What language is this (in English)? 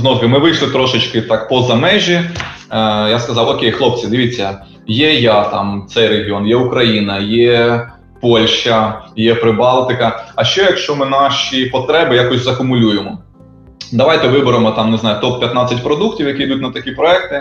Ukrainian